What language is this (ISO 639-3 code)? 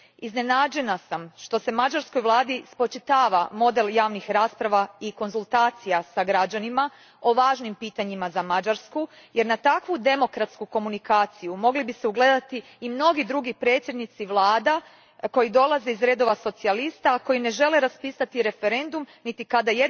hrv